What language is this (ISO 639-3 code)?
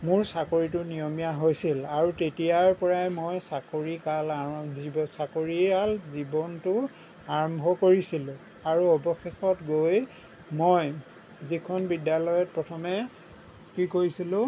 asm